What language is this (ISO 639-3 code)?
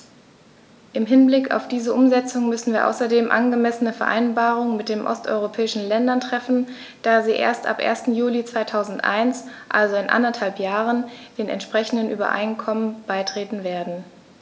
deu